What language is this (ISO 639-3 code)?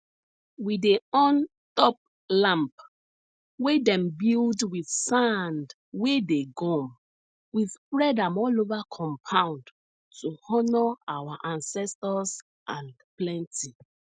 pcm